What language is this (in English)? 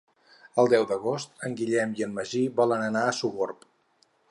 Catalan